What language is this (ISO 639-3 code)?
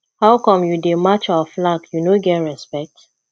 pcm